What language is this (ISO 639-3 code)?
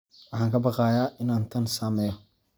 som